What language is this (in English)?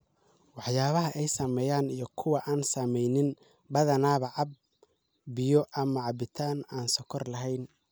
Somali